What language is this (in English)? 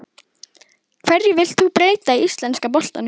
Icelandic